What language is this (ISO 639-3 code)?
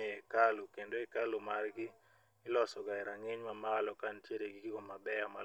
luo